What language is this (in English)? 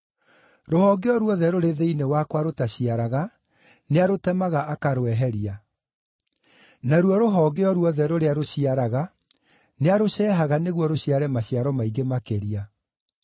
Kikuyu